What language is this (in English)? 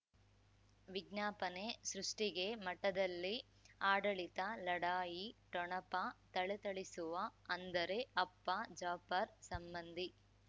Kannada